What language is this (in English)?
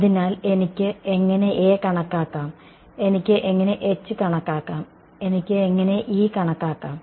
Malayalam